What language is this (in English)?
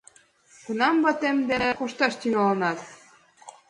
Mari